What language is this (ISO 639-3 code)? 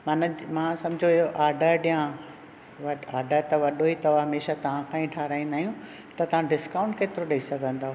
snd